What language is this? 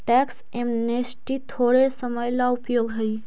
Magahi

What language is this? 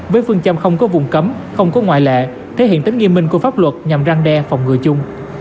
Vietnamese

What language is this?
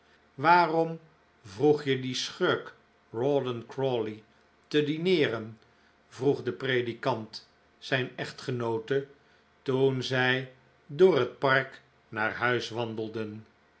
Dutch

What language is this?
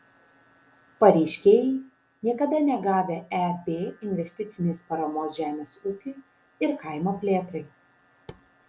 Lithuanian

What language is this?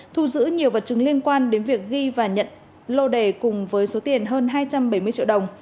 Vietnamese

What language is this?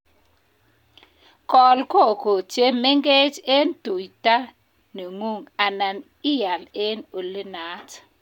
Kalenjin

